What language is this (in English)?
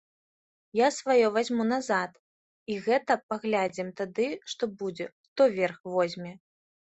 Belarusian